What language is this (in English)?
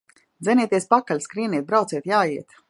Latvian